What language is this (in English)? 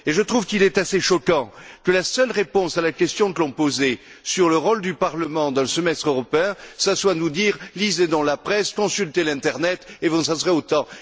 French